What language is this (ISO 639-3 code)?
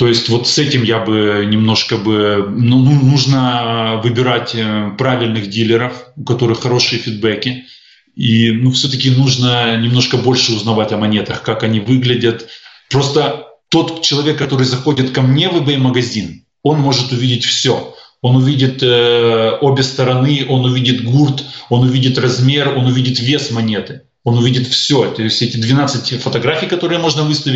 rus